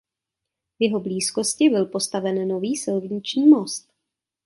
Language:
Czech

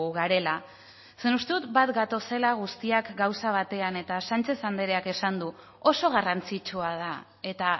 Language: Basque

